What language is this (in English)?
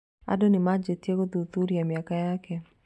Kikuyu